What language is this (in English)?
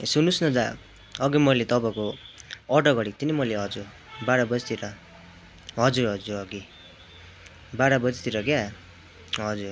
Nepali